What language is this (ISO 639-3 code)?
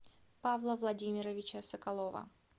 rus